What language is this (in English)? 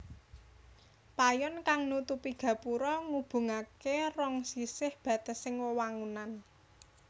Javanese